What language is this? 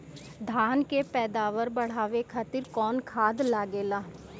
Bhojpuri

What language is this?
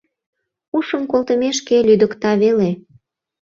Mari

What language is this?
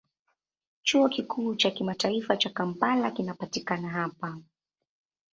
Swahili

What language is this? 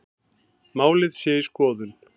Icelandic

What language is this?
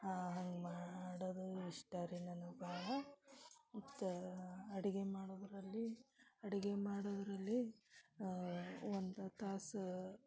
Kannada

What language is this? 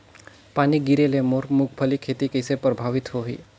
Chhattisgarhi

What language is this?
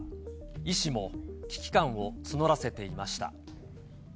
Japanese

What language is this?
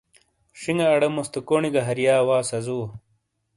Shina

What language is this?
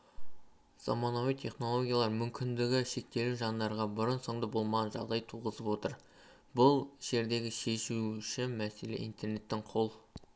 Kazakh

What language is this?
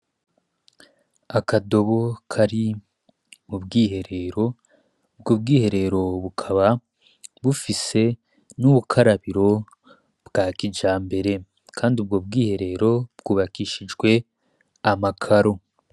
Rundi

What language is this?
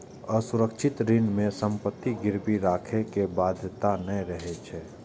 Maithili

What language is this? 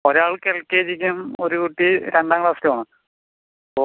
Malayalam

